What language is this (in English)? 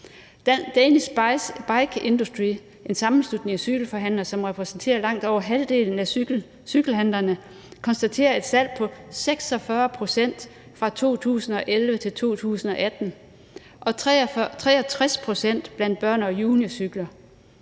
Danish